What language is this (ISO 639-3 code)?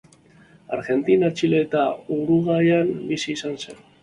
eus